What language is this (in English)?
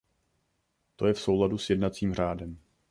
Czech